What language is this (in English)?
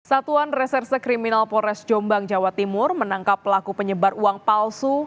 Indonesian